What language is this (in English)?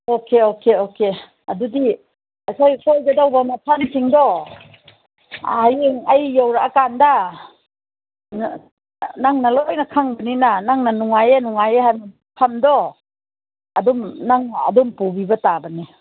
Manipuri